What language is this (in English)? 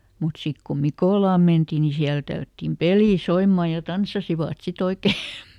Finnish